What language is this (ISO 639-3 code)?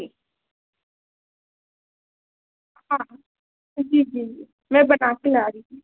hin